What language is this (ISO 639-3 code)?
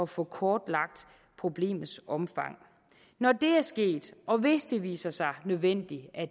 dan